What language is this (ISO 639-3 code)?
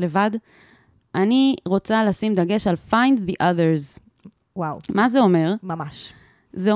heb